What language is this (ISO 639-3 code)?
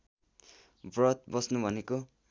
nep